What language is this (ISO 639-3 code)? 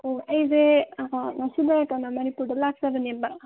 mni